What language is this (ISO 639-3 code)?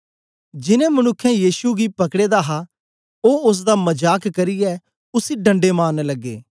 doi